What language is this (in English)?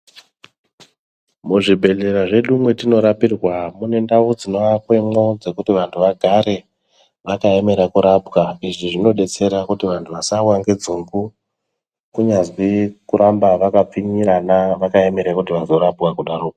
Ndau